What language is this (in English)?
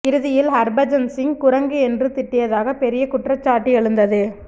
Tamil